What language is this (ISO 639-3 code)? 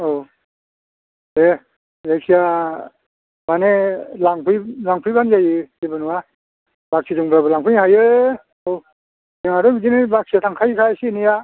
brx